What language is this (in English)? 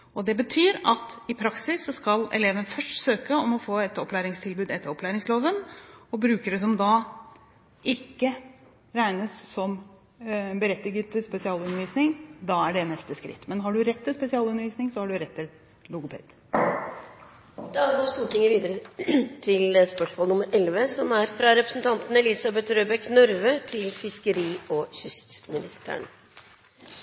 Norwegian